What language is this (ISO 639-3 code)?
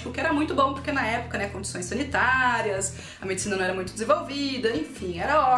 por